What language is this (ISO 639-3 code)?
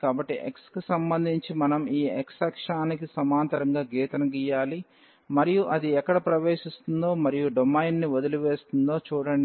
tel